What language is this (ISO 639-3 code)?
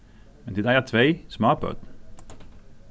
fao